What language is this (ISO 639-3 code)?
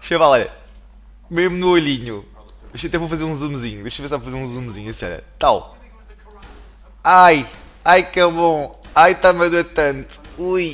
por